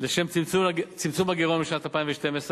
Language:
Hebrew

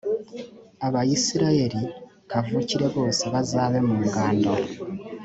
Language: Kinyarwanda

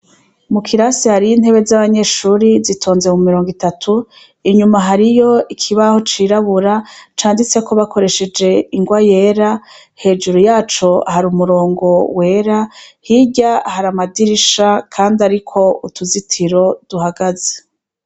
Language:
Rundi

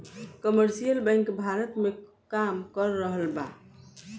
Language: Bhojpuri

